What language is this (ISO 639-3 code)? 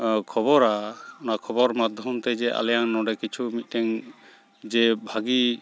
sat